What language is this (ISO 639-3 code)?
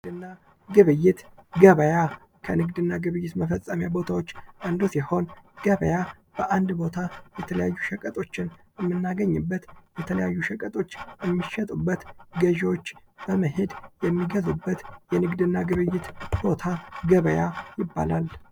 amh